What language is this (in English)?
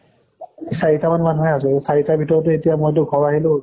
Assamese